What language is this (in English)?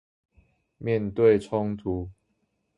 Chinese